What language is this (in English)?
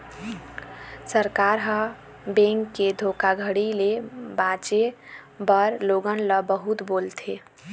Chhattisgarhi